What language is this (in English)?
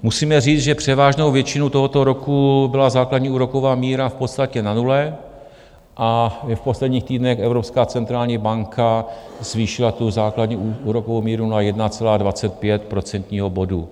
Czech